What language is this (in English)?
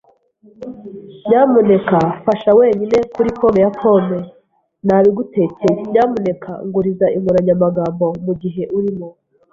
Kinyarwanda